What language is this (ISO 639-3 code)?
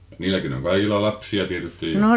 fin